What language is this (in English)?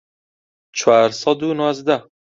Central Kurdish